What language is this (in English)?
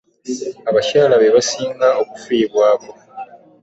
Ganda